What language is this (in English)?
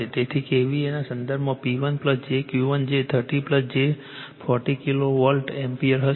Gujarati